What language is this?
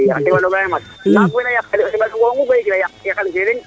Serer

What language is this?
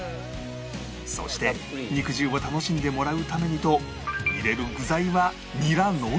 Japanese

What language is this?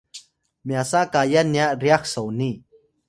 Atayal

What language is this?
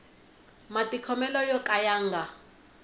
Tsonga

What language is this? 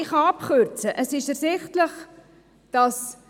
Swiss German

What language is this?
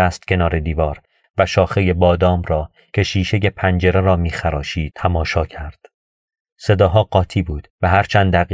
Persian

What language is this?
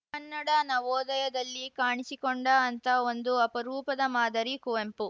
Kannada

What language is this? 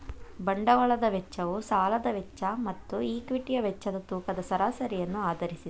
Kannada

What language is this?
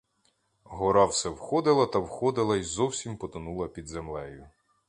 Ukrainian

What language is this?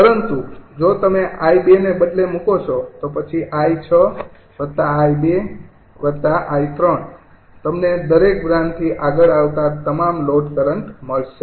Gujarati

